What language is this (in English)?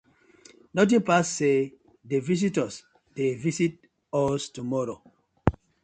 Nigerian Pidgin